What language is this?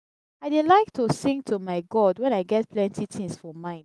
Nigerian Pidgin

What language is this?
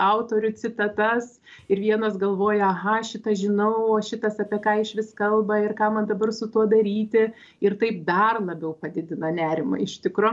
Lithuanian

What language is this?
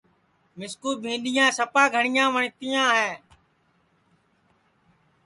Sansi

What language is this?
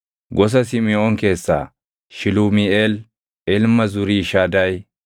Oromo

